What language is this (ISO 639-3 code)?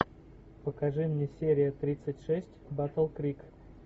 rus